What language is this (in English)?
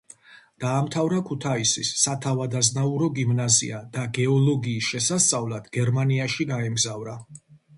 Georgian